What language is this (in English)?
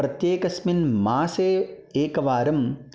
Sanskrit